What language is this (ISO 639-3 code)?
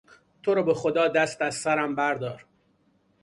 fas